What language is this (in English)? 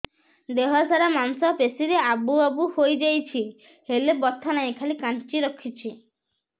Odia